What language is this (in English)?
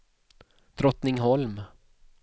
Swedish